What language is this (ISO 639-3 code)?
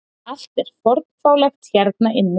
isl